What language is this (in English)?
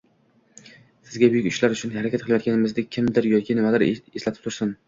Uzbek